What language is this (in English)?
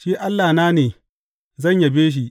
Hausa